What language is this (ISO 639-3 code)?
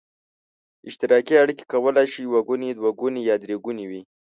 pus